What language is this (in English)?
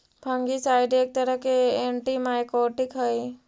Magahi